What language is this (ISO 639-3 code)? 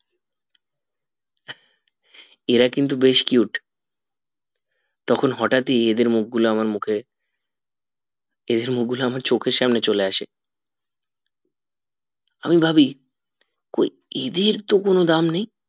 ben